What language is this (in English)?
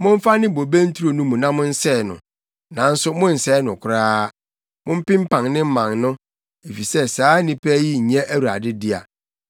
Akan